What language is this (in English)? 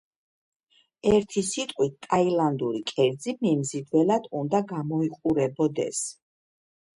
Georgian